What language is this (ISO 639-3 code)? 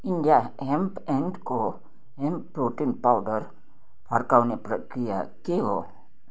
nep